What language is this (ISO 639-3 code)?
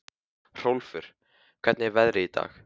isl